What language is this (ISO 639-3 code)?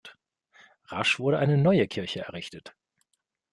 deu